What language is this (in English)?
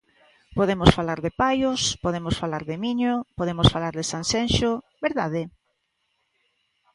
Galician